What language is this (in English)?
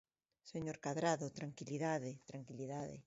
Galician